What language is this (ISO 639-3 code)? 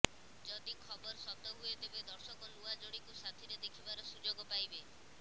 ori